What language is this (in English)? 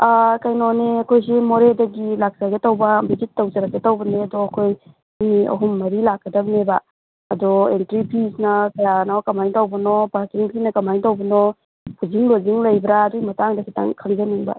Manipuri